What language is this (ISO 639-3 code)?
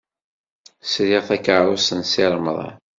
kab